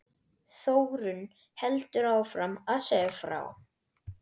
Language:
Icelandic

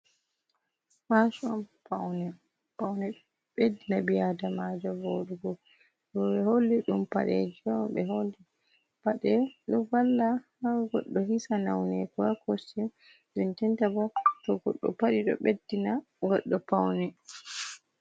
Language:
Fula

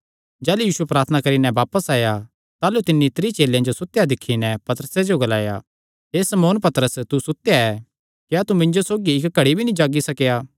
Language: Kangri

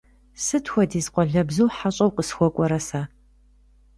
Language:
Kabardian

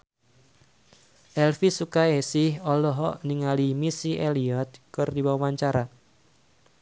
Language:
Sundanese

